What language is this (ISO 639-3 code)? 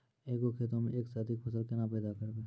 mai